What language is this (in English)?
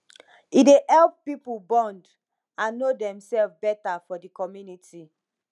Nigerian Pidgin